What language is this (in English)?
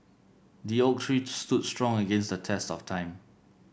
English